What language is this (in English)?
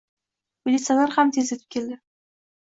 Uzbek